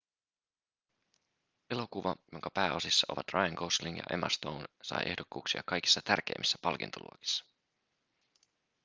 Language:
Finnish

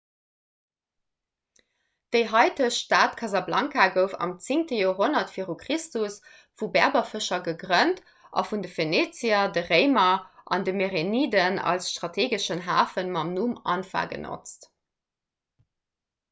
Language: Luxembourgish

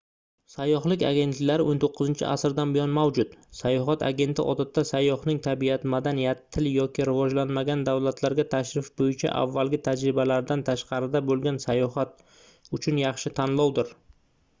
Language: Uzbek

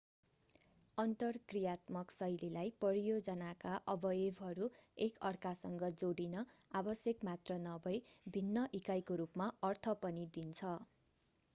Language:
Nepali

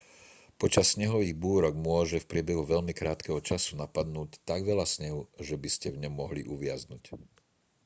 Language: Slovak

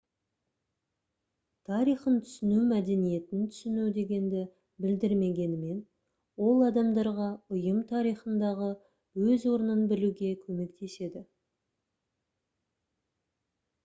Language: Kazakh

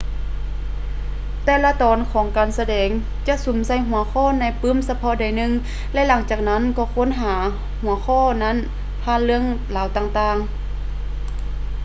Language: Lao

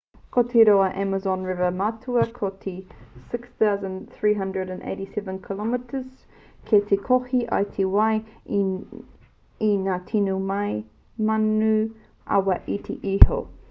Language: Māori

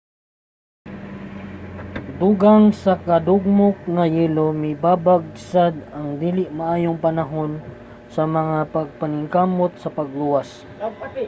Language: Cebuano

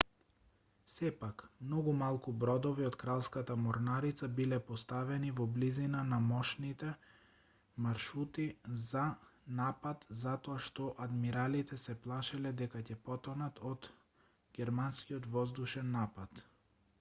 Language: Macedonian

